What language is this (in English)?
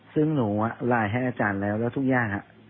Thai